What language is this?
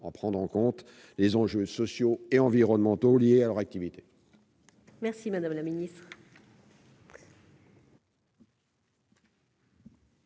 French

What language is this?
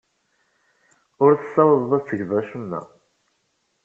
Kabyle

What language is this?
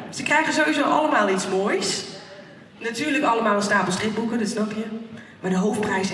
Dutch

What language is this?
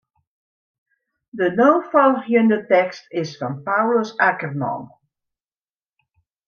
Western Frisian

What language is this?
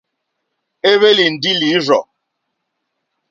Mokpwe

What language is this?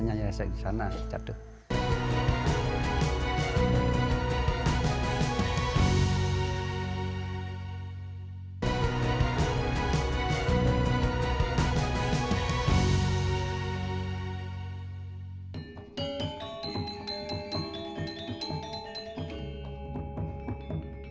Indonesian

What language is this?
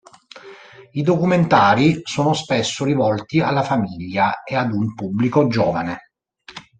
Italian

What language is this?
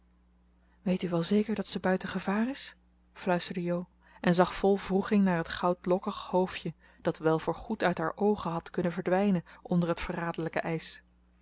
Dutch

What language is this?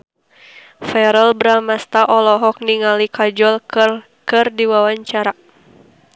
Sundanese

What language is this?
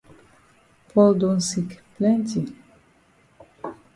Cameroon Pidgin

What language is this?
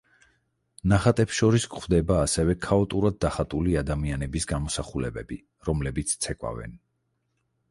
Georgian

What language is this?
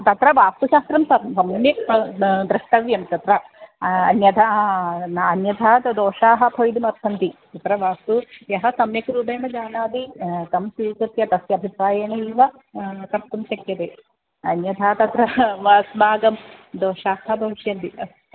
Sanskrit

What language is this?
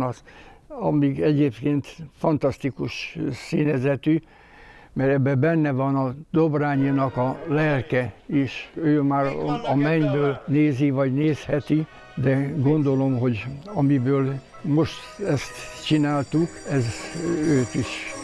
Hungarian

